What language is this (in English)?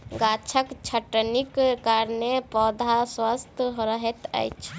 Maithili